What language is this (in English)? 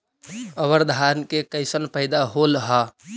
Magahi